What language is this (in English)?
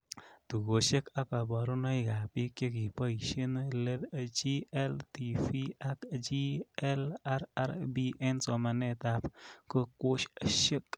Kalenjin